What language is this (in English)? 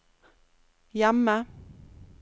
Norwegian